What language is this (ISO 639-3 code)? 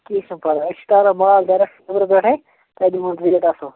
kas